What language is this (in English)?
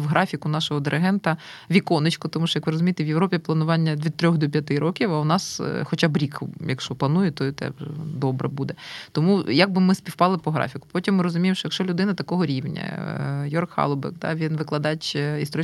Ukrainian